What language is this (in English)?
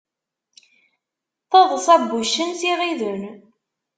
Kabyle